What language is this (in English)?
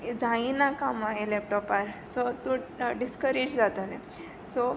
Konkani